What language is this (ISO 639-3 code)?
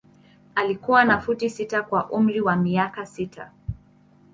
swa